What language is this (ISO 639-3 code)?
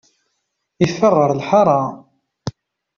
kab